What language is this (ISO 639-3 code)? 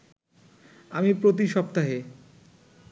ben